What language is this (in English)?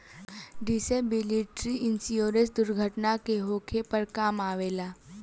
Bhojpuri